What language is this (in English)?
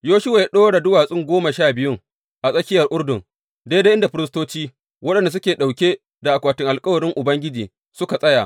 Hausa